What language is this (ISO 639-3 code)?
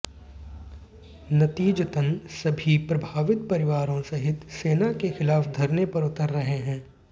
hin